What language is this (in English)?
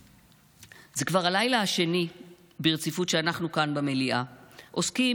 Hebrew